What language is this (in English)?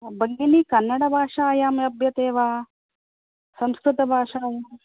Sanskrit